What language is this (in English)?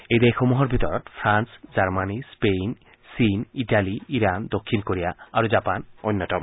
Assamese